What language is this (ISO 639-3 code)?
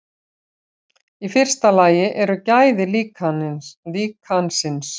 isl